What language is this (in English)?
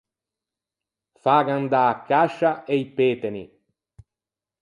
Ligurian